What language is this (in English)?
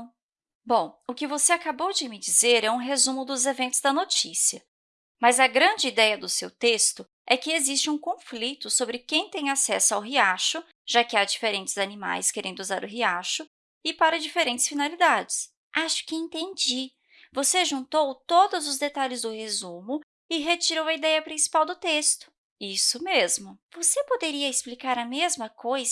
Portuguese